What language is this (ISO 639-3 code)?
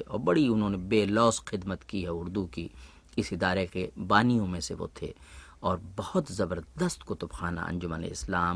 hin